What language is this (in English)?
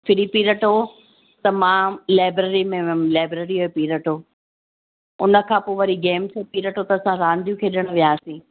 Sindhi